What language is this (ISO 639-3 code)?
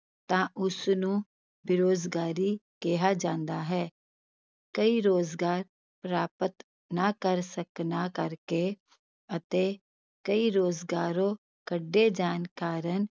pan